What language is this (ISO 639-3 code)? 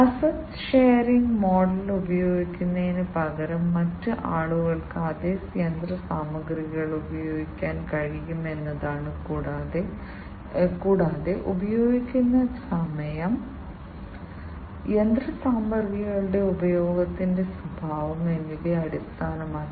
mal